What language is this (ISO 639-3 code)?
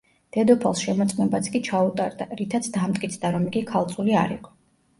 kat